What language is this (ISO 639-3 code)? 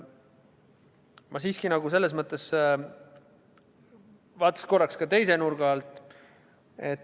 est